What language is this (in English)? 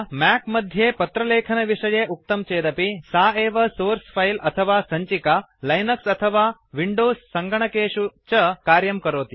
Sanskrit